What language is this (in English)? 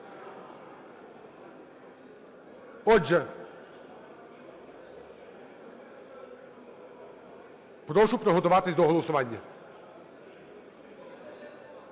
Ukrainian